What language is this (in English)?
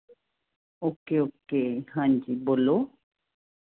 Punjabi